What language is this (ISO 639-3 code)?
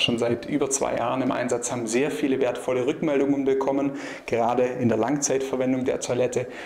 deu